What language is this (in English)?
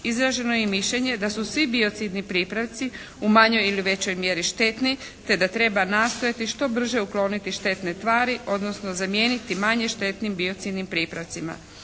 Croatian